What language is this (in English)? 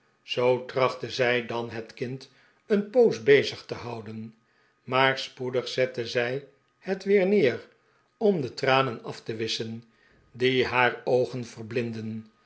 Dutch